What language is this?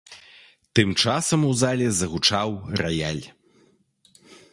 Belarusian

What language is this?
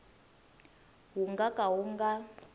Tsonga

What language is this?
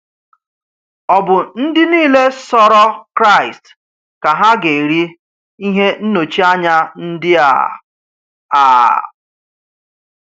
Igbo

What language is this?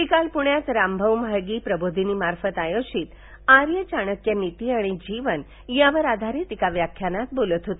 Marathi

